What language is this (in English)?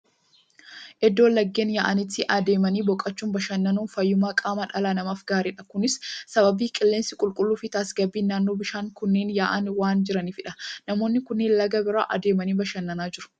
Oromo